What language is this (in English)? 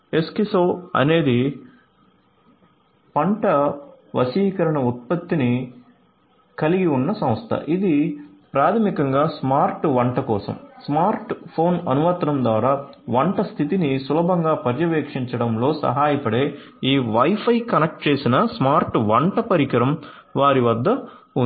Telugu